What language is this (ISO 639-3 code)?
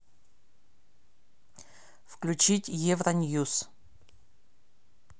rus